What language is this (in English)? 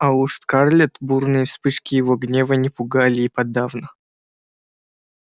Russian